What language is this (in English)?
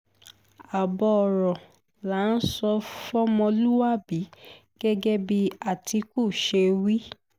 Yoruba